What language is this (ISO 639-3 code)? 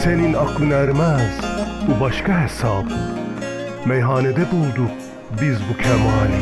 tur